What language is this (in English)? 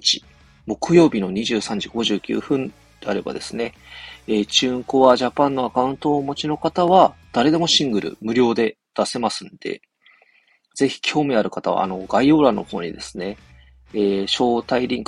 Japanese